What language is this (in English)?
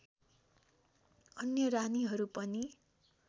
Nepali